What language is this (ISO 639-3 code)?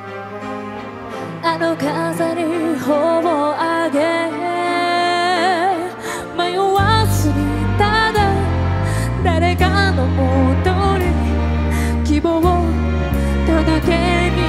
kor